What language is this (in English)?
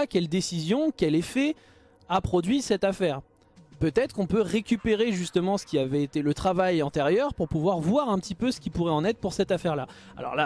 French